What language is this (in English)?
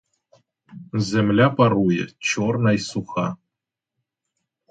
Ukrainian